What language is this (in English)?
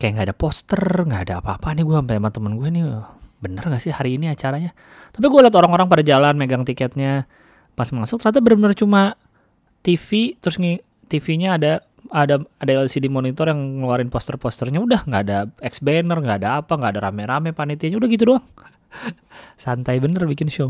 Indonesian